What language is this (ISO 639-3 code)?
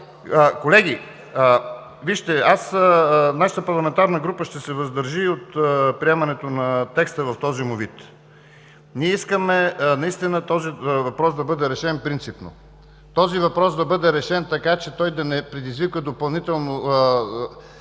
bul